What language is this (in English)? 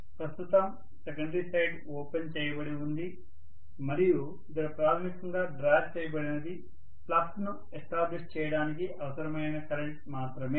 Telugu